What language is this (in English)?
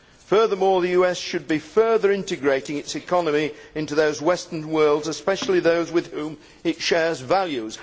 English